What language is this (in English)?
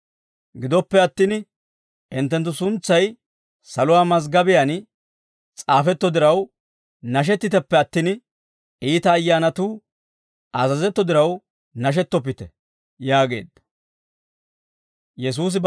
Dawro